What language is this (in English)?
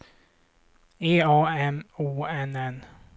Swedish